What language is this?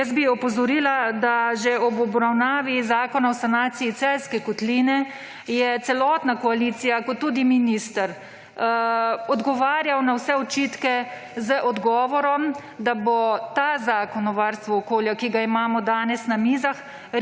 Slovenian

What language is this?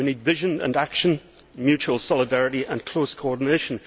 English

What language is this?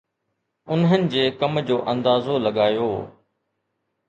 Sindhi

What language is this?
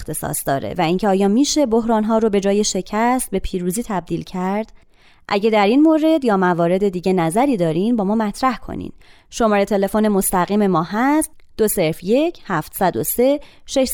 Persian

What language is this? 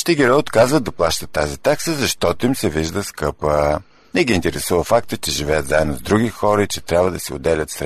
Bulgarian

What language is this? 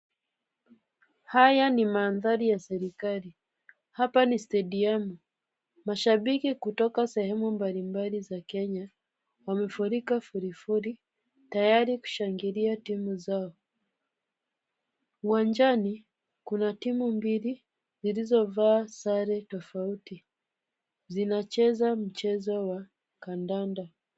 Swahili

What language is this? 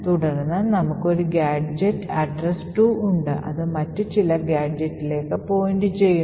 Malayalam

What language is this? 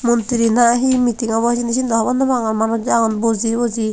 Chakma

